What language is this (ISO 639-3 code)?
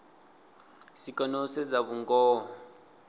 ven